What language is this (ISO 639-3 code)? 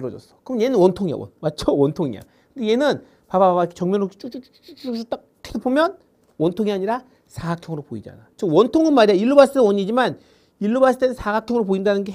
kor